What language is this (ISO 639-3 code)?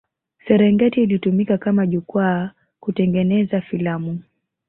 swa